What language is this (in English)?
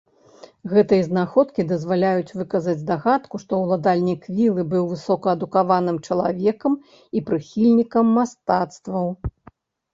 Belarusian